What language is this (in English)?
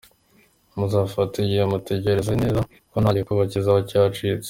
Kinyarwanda